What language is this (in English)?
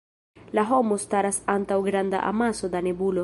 Esperanto